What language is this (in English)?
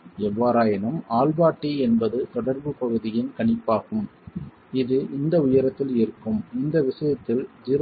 Tamil